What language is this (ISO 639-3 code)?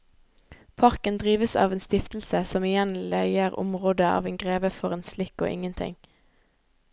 nor